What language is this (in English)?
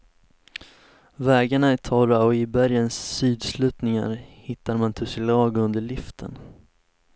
Swedish